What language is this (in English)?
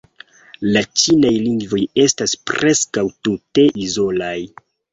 Esperanto